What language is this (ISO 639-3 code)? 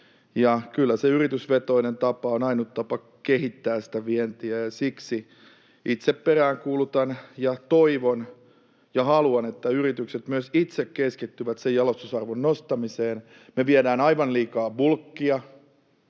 fin